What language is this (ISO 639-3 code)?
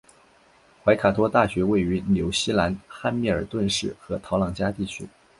zho